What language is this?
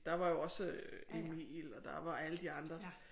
Danish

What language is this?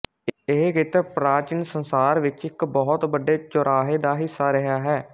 Punjabi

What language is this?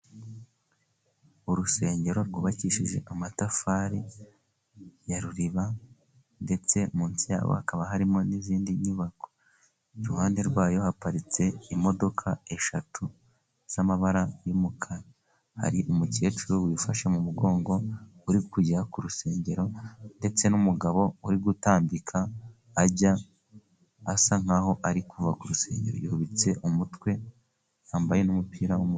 Kinyarwanda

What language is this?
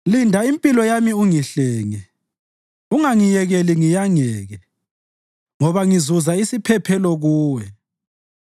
North Ndebele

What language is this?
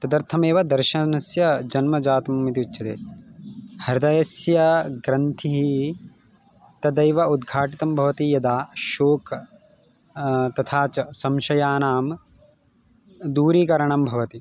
Sanskrit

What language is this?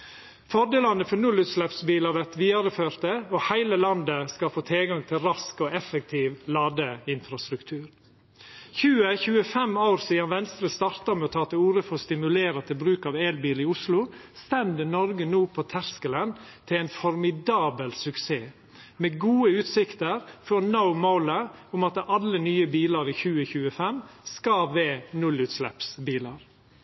Norwegian Nynorsk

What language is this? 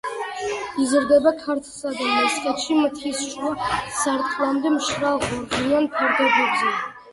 Georgian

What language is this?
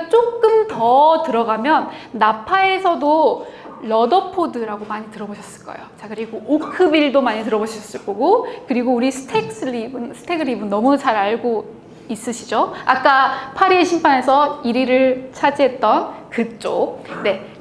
Korean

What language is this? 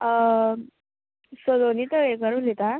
Konkani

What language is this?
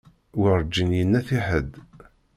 Kabyle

